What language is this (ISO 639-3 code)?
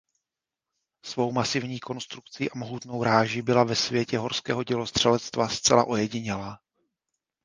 ces